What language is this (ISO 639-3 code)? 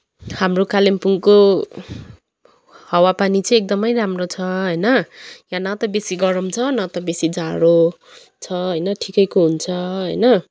nep